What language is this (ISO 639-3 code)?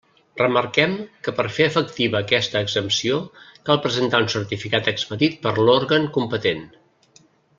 cat